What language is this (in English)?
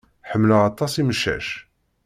Kabyle